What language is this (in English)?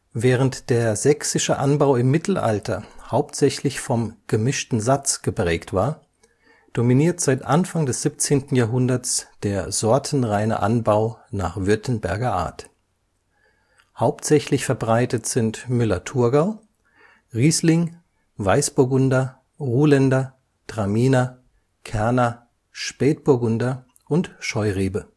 German